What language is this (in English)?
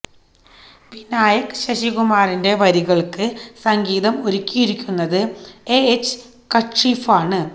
Malayalam